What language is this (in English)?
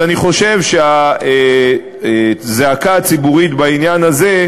Hebrew